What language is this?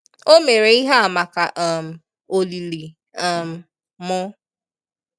Igbo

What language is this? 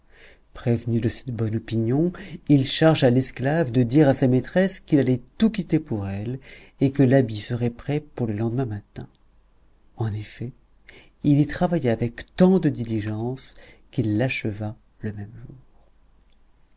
French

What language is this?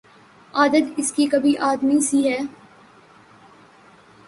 Urdu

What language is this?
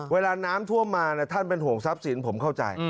Thai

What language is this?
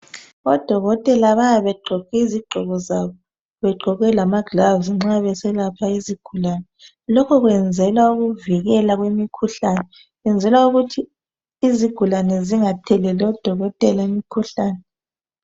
North Ndebele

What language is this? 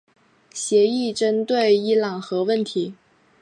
Chinese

